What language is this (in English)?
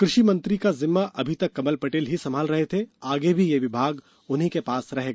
Hindi